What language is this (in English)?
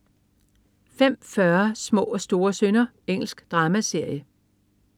Danish